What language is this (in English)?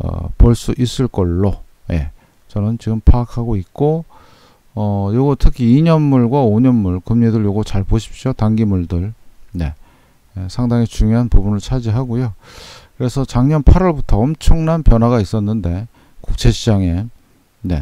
Korean